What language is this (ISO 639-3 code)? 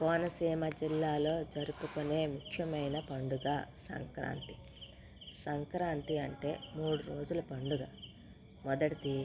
tel